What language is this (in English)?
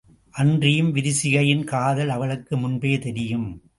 Tamil